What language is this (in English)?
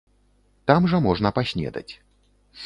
Belarusian